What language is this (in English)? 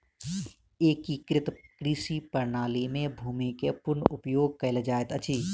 Maithili